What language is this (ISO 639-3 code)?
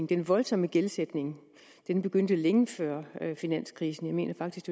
dan